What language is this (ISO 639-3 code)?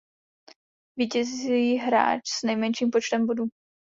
ces